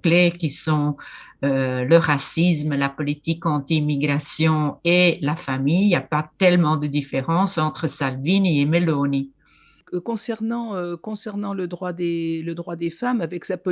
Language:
French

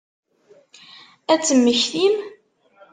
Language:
Kabyle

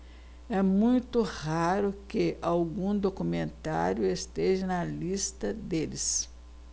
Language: Portuguese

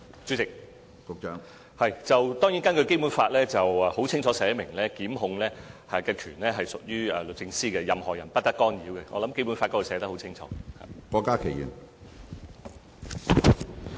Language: Cantonese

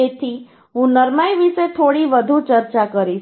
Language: Gujarati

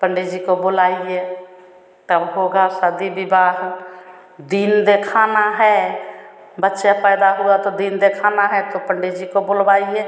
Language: Hindi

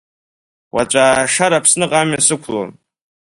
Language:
Abkhazian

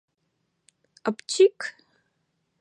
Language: Mari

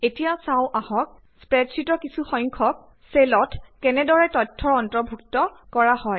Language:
Assamese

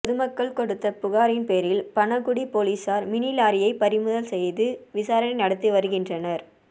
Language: Tamil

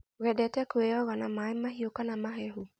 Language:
Kikuyu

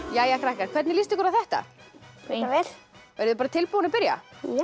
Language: Icelandic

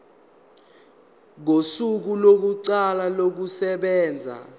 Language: Zulu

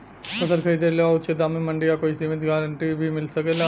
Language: Bhojpuri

